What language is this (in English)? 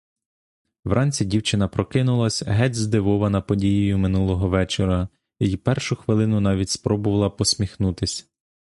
Ukrainian